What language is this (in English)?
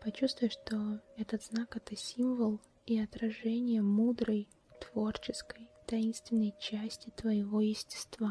Russian